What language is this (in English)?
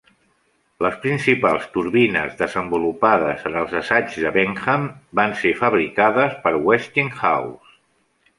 Catalan